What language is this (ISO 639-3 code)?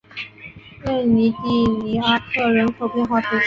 zho